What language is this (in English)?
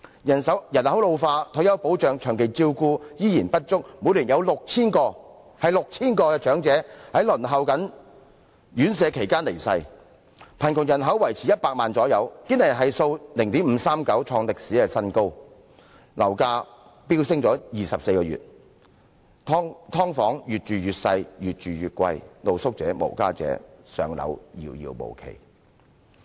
Cantonese